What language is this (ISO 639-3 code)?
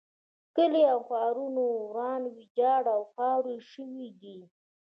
pus